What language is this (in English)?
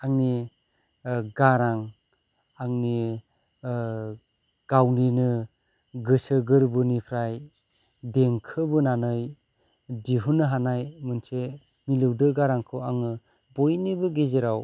Bodo